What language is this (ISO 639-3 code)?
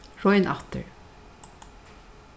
fao